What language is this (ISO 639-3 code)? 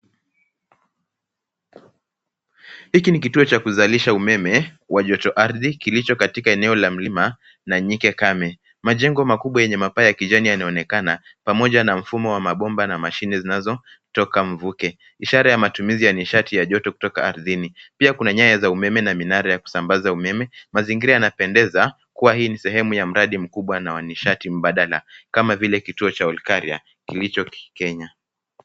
swa